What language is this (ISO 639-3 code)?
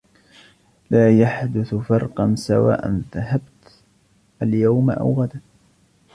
ara